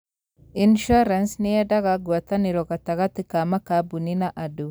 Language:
Kikuyu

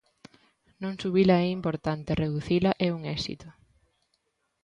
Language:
Galician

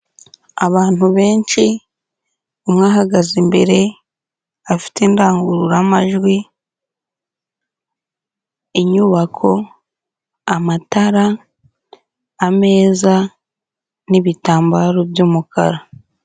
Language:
Kinyarwanda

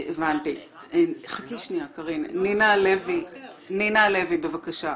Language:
Hebrew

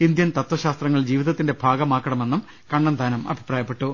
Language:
Malayalam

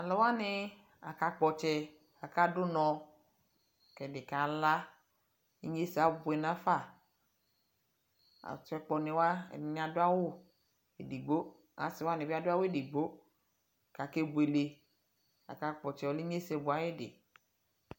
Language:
Ikposo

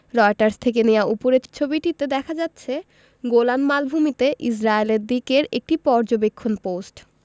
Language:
Bangla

